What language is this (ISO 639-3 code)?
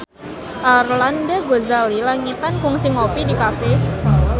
sun